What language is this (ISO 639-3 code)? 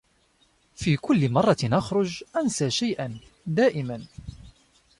ara